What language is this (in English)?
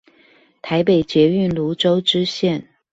Chinese